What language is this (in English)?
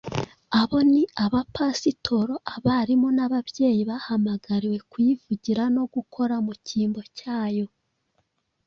Kinyarwanda